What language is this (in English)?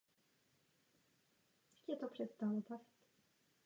Czech